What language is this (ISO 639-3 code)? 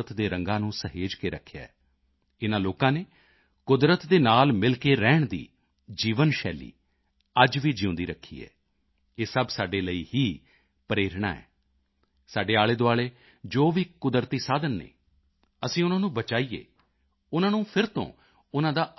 pan